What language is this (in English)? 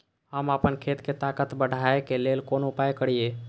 Maithili